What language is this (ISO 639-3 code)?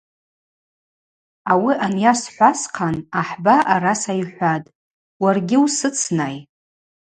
abq